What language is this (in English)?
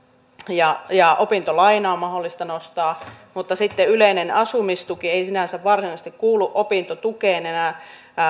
Finnish